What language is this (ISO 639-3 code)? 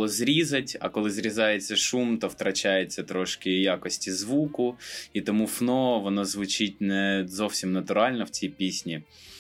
ukr